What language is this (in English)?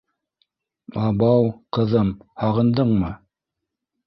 Bashkir